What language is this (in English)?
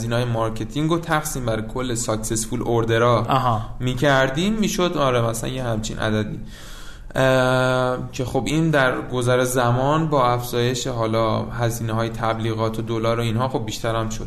Persian